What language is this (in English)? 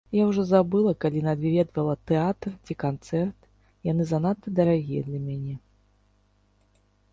Belarusian